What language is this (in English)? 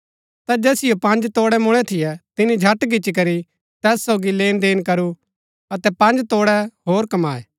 Gaddi